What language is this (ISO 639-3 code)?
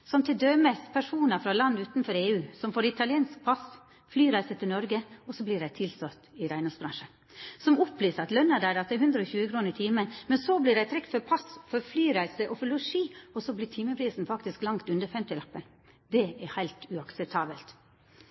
nno